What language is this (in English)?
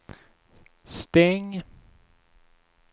Swedish